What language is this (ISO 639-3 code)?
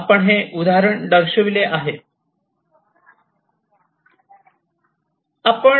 mar